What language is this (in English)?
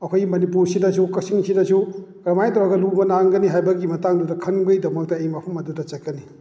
Manipuri